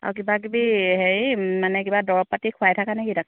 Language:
Assamese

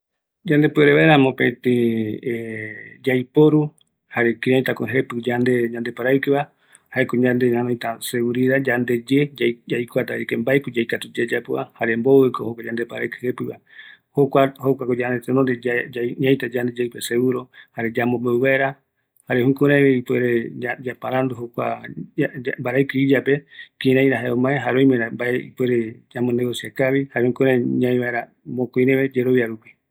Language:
Eastern Bolivian Guaraní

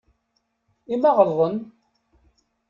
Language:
Kabyle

